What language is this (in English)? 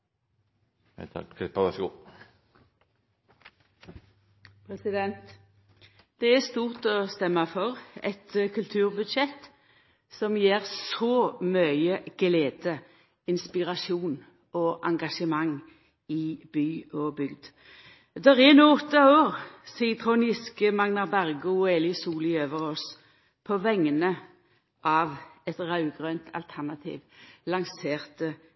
Norwegian Nynorsk